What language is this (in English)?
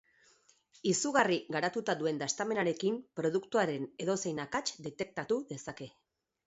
Basque